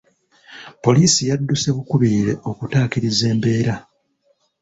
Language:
Ganda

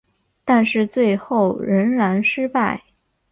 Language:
Chinese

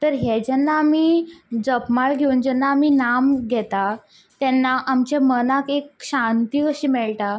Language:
Konkani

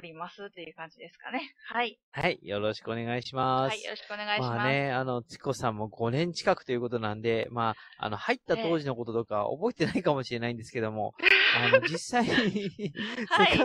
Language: Japanese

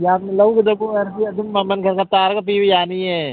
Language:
Manipuri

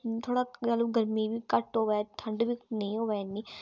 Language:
Dogri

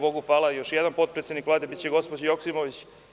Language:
Serbian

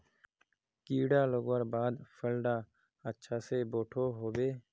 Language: Magahi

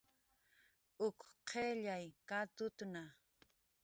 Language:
Jaqaru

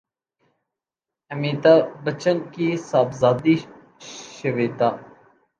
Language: Urdu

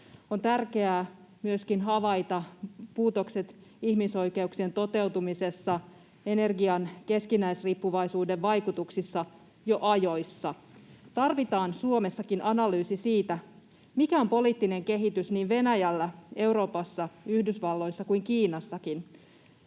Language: Finnish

